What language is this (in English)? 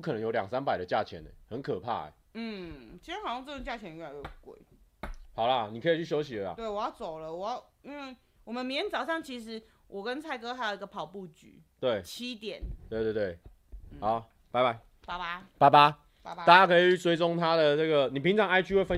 Chinese